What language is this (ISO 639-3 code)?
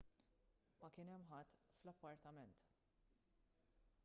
mlt